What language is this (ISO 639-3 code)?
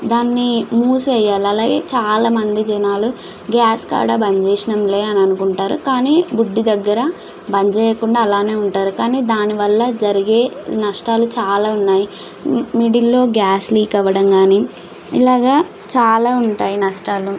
tel